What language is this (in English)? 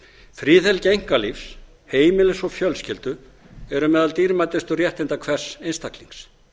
Icelandic